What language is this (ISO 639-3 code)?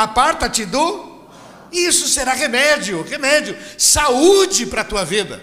por